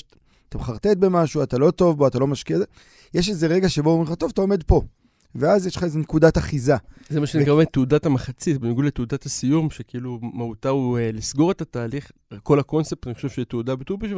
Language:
Hebrew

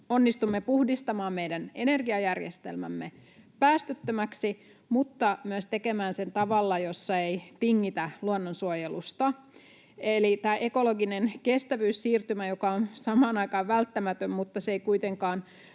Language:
Finnish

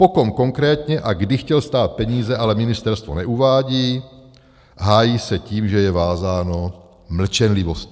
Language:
Czech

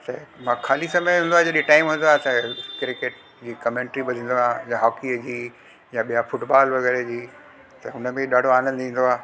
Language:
Sindhi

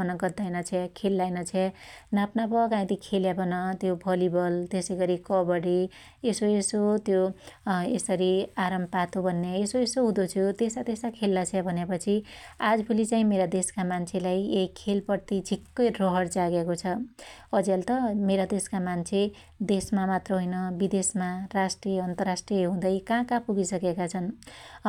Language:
Dotyali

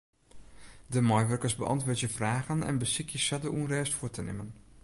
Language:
Western Frisian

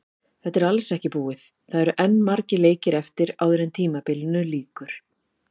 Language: Icelandic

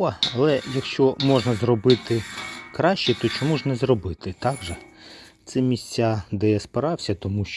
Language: Ukrainian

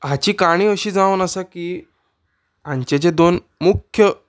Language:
Konkani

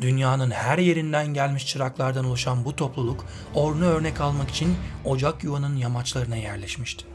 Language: Turkish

